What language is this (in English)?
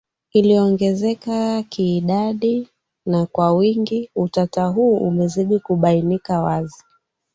Swahili